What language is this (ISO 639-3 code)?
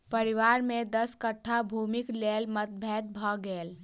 mai